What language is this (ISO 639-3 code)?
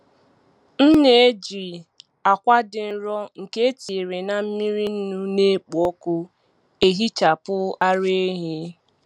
ibo